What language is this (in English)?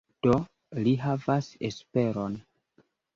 Esperanto